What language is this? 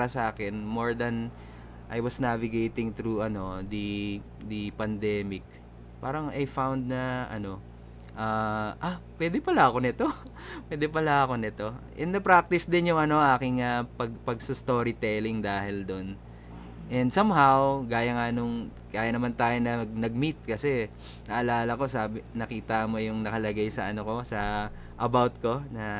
Filipino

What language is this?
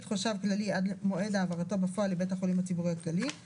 Hebrew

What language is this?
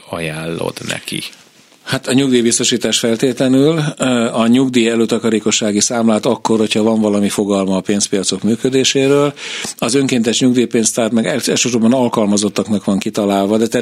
Hungarian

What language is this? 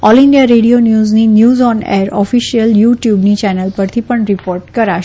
Gujarati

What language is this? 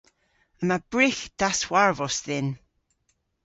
Cornish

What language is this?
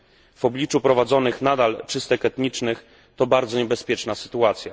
Polish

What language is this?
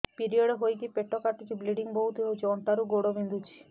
Odia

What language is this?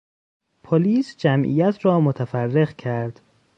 Persian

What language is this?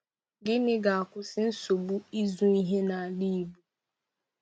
Igbo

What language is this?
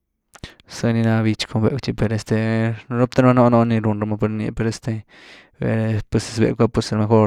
Güilá Zapotec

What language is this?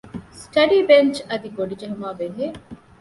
Divehi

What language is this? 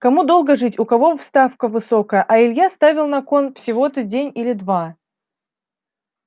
Russian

